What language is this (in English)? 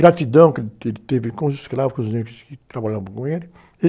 Portuguese